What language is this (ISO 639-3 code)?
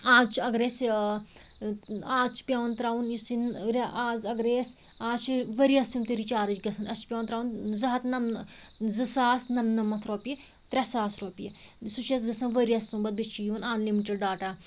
kas